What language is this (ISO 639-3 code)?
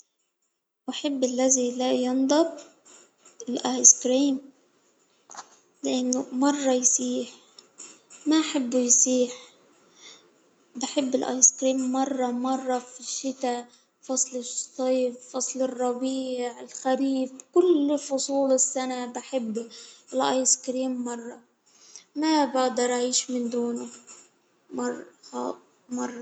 acw